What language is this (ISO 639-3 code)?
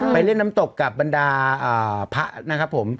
tha